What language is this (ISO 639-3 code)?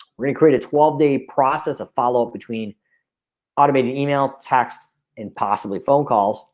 eng